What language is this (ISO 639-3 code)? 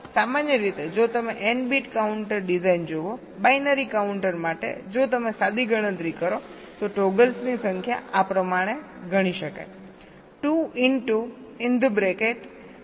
guj